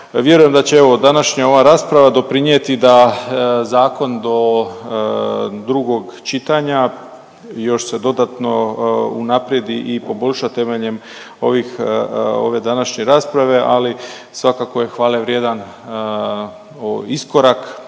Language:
Croatian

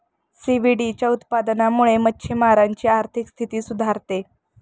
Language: Marathi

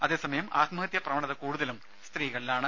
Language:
Malayalam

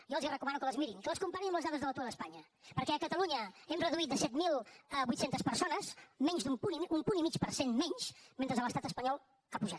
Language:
Catalan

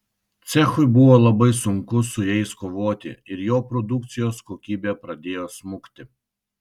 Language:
Lithuanian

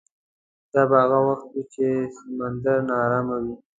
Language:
Pashto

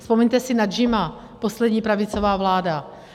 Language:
Czech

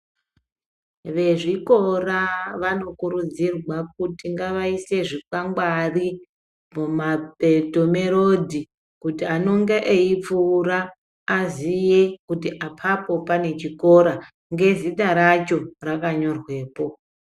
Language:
Ndau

